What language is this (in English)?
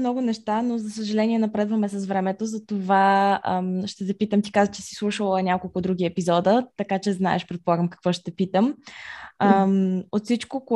Bulgarian